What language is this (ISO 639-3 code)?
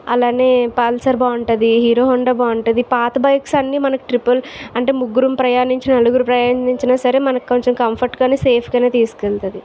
tel